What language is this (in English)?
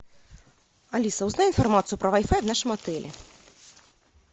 Russian